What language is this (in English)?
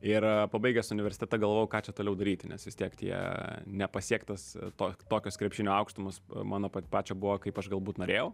Lithuanian